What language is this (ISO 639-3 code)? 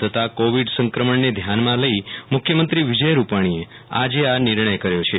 guj